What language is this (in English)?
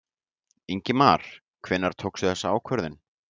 Icelandic